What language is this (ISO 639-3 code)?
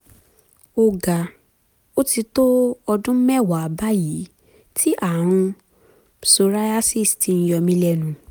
yor